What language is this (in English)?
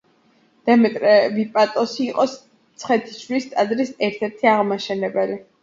Georgian